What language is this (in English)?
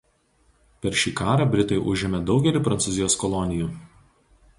Lithuanian